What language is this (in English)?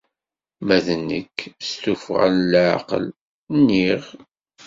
Kabyle